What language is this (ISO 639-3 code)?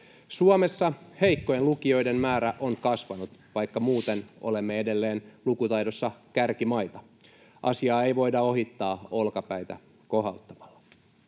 fin